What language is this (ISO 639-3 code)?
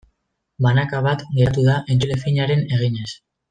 eus